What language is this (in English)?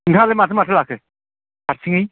Bodo